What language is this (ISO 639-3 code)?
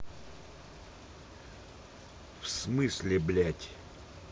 rus